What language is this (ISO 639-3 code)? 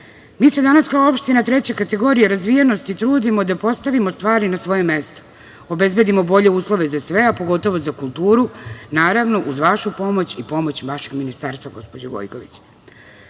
srp